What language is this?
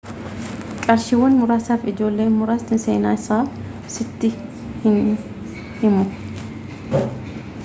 Oromo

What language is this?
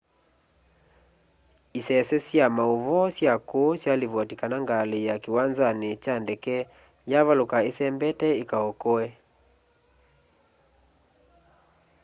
Kamba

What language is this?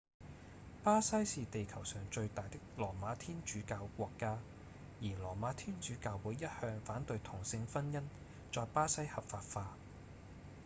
Cantonese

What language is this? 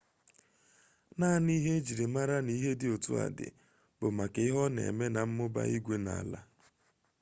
Igbo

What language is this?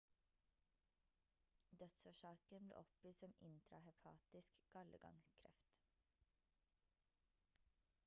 Norwegian Bokmål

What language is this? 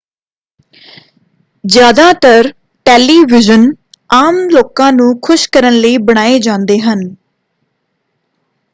Punjabi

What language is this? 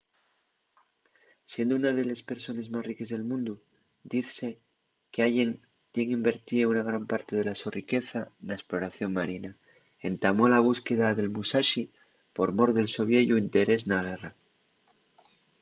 Asturian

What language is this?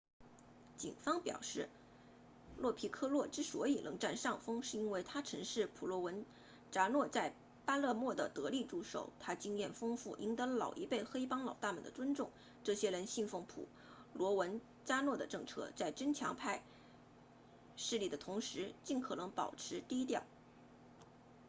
Chinese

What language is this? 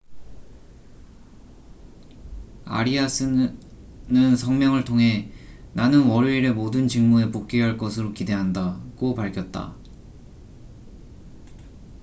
Korean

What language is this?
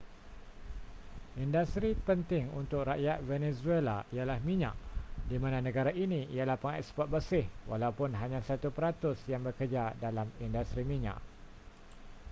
Malay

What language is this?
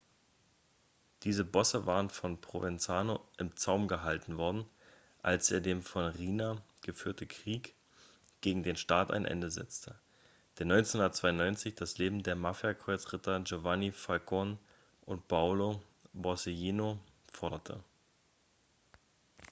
German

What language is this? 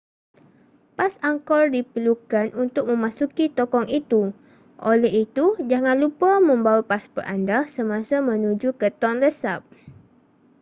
Malay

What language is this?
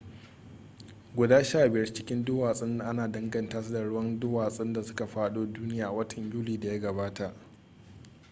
Hausa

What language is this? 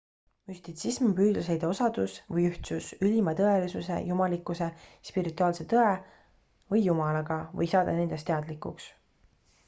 Estonian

